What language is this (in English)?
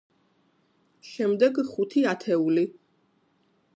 Georgian